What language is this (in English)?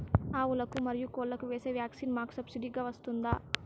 Telugu